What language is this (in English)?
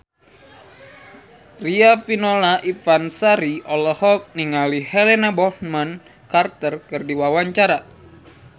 Sundanese